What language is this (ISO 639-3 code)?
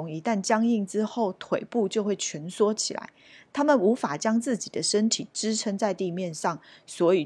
zho